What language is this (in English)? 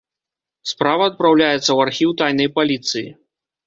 Belarusian